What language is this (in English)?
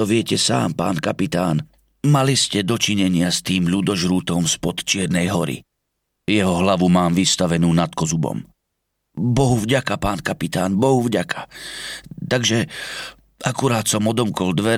Slovak